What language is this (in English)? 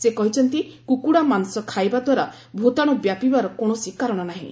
Odia